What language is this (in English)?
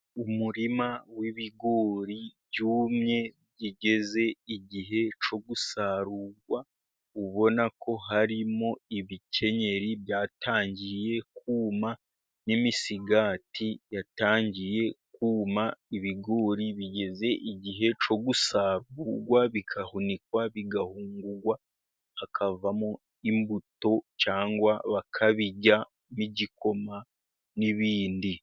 Kinyarwanda